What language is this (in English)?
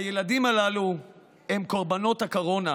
Hebrew